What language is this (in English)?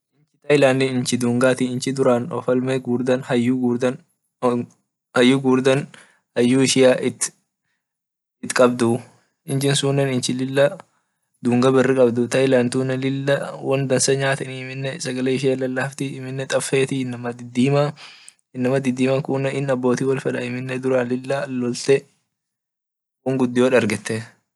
Orma